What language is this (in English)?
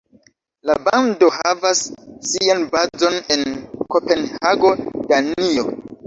Esperanto